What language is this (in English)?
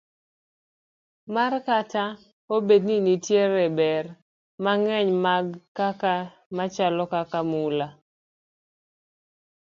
Luo (Kenya and Tanzania)